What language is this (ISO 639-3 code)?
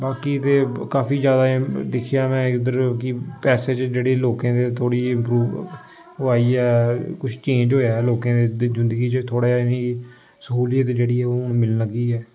doi